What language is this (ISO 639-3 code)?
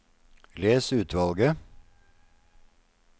nor